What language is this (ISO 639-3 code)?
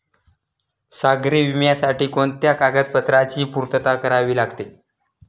mar